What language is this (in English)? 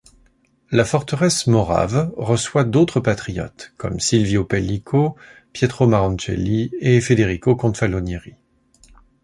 French